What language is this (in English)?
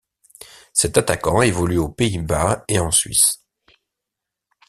French